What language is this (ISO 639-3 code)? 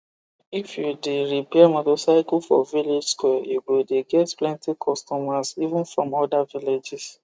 pcm